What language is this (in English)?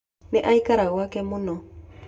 Kikuyu